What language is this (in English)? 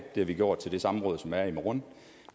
Danish